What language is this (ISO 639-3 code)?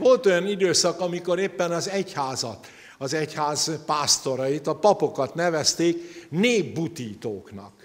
hun